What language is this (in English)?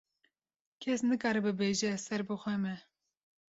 Kurdish